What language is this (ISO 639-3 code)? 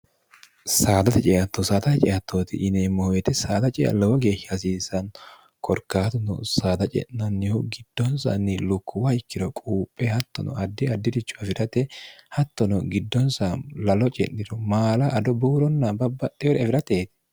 sid